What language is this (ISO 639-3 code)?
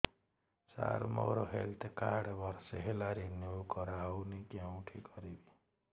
ori